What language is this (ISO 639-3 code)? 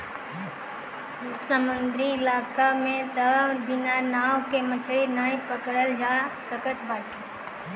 bho